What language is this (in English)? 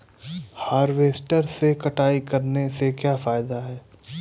Hindi